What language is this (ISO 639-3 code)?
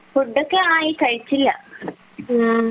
mal